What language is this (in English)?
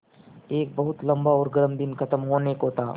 Hindi